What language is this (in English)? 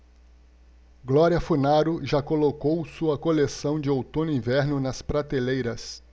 Portuguese